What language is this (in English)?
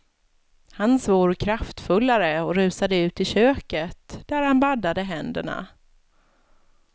Swedish